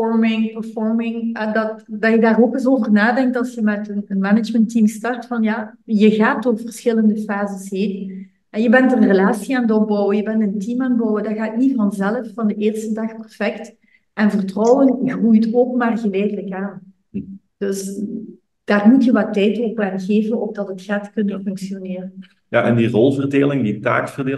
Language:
Dutch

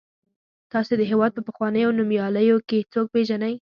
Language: Pashto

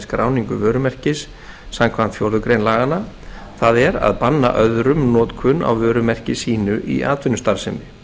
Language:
Icelandic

